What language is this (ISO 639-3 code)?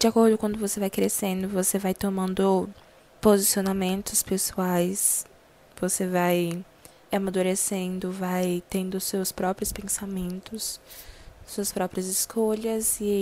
por